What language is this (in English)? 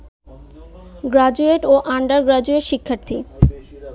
Bangla